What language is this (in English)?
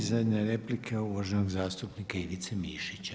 Croatian